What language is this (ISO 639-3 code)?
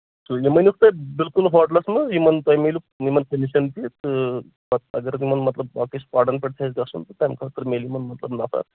kas